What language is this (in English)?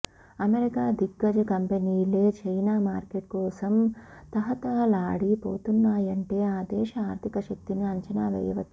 Telugu